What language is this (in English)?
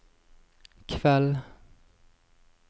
Norwegian